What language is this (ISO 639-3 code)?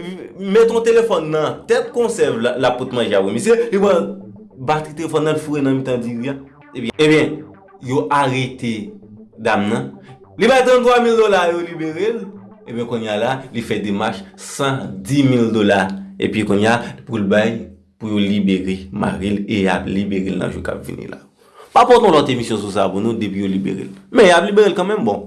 fra